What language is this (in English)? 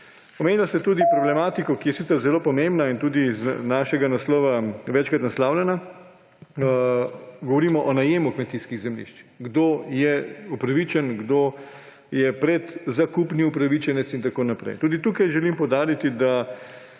Slovenian